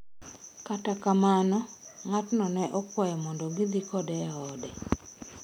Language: Luo (Kenya and Tanzania)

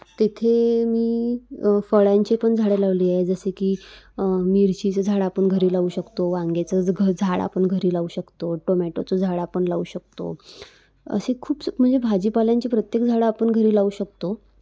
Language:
Marathi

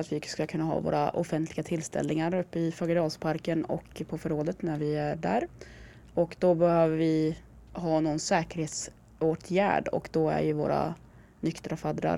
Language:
Swedish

